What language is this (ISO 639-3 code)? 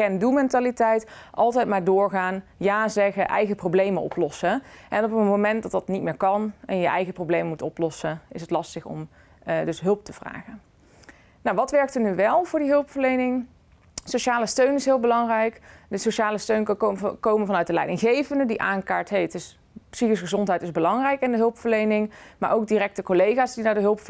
nld